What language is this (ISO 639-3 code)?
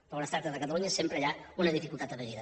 cat